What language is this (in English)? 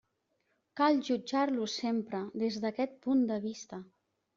Catalan